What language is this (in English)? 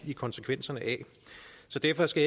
Danish